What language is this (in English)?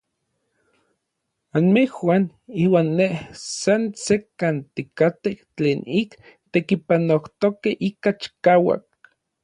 Orizaba Nahuatl